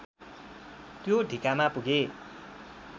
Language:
Nepali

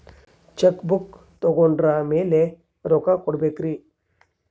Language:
Kannada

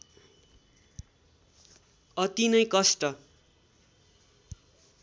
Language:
Nepali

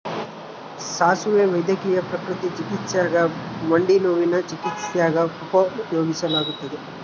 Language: Kannada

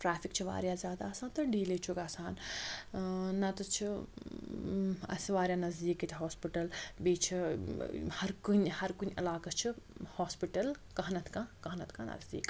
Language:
Kashmiri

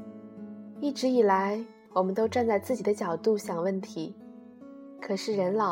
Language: Chinese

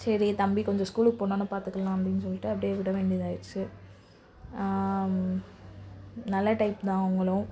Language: Tamil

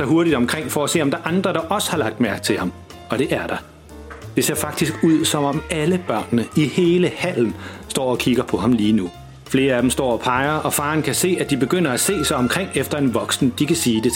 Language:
Danish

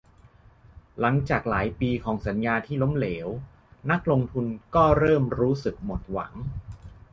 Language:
Thai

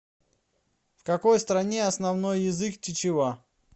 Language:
Russian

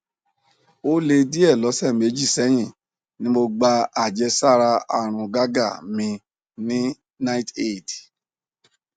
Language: Yoruba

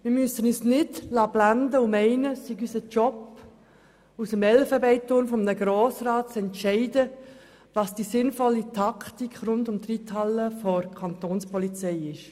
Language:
Swiss German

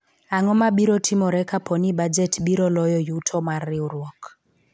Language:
Luo (Kenya and Tanzania)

